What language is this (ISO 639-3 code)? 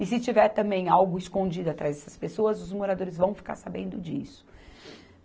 por